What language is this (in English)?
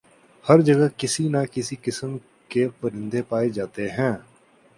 Urdu